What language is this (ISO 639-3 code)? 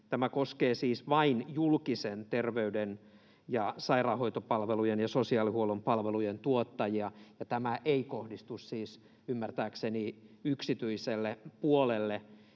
fin